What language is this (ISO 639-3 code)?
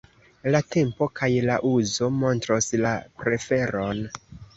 epo